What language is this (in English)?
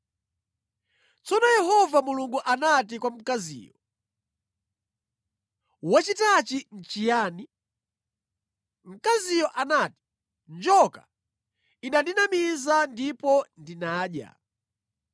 Nyanja